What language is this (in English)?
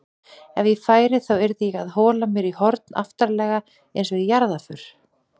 Icelandic